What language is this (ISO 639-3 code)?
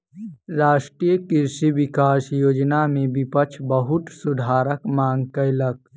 mai